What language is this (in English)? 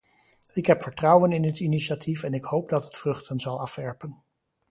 Dutch